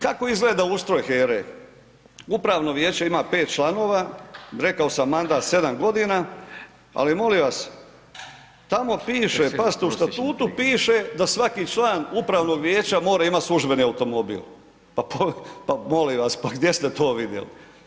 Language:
Croatian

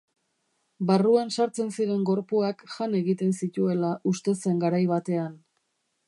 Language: Basque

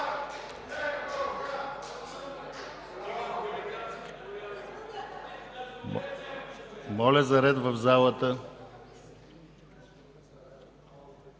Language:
Bulgarian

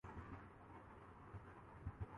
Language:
Urdu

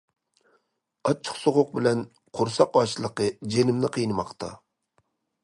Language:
Uyghur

